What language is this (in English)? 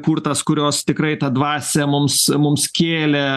Lithuanian